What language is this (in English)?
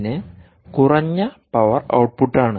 Malayalam